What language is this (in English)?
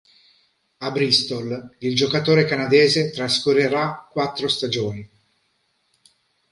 Italian